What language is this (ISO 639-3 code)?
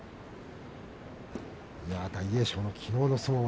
jpn